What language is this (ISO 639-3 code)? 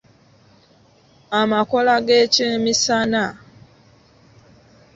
lug